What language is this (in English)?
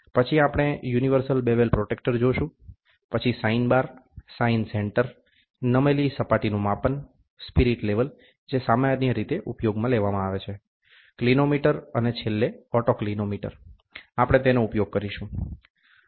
Gujarati